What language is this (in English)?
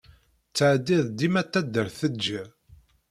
Kabyle